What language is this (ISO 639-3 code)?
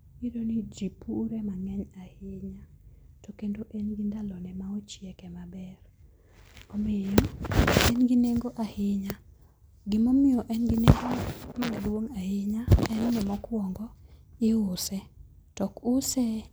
luo